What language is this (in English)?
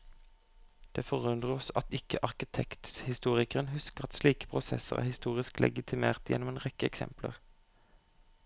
Norwegian